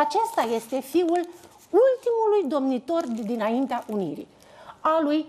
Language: Romanian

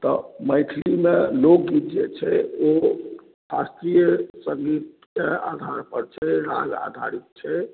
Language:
Maithili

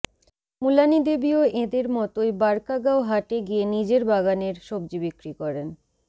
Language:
Bangla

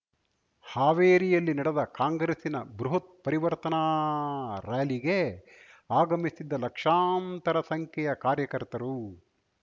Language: Kannada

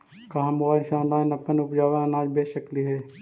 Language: Magahi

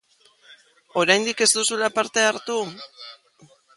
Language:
Basque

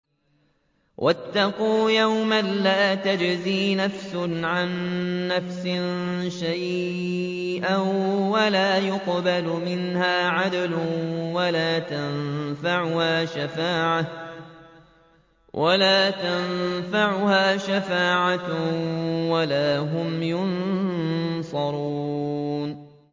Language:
Arabic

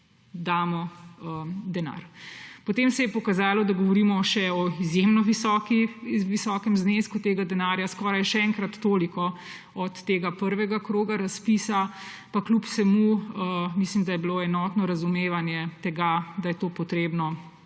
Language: Slovenian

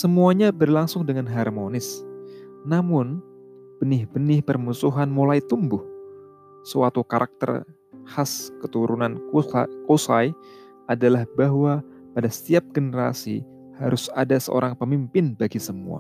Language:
Indonesian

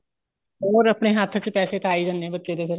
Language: Punjabi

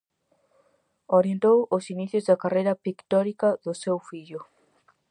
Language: Galician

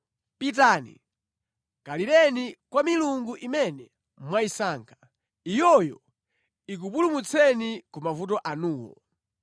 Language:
Nyanja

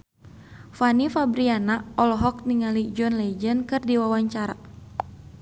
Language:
Sundanese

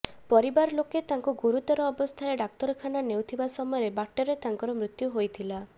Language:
Odia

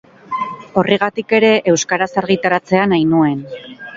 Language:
Basque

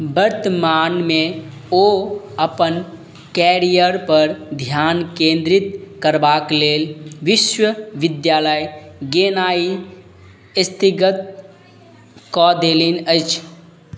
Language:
Maithili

